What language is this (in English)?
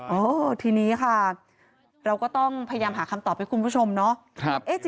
Thai